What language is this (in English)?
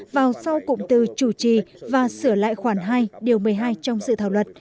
Vietnamese